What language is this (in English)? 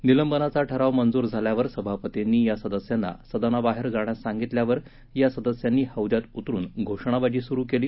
Marathi